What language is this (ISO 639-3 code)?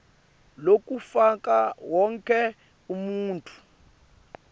ssw